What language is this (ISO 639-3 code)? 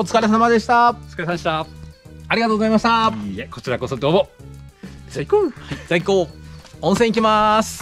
jpn